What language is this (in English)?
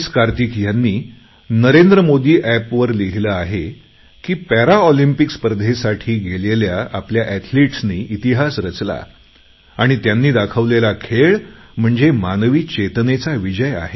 Marathi